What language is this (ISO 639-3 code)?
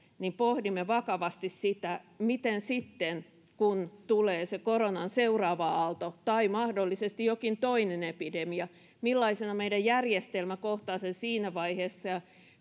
fin